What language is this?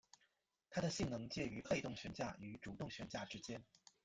Chinese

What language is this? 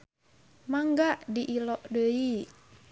Sundanese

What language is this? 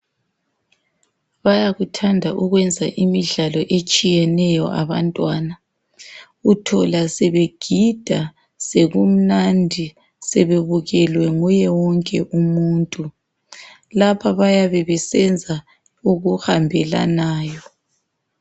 North Ndebele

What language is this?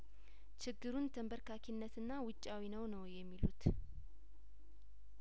Amharic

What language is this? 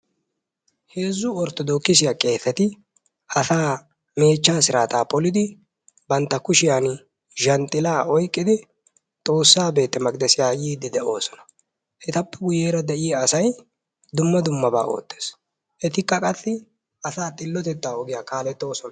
Wolaytta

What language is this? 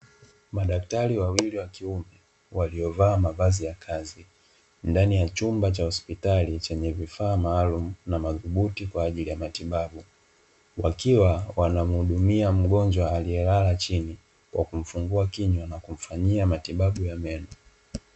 Swahili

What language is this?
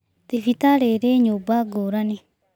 Kikuyu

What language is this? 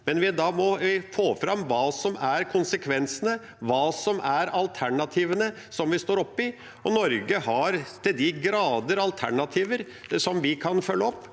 Norwegian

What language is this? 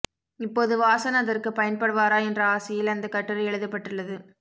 Tamil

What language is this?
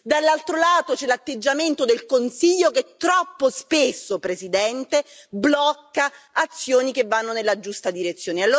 Italian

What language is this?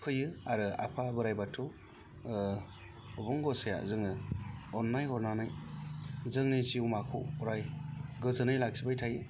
Bodo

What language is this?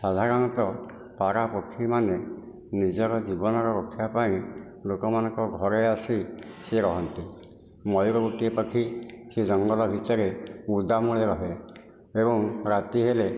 Odia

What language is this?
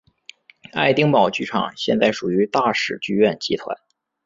Chinese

